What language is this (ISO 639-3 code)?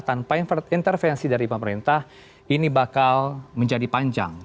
ind